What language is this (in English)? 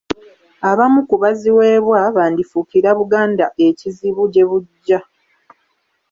Ganda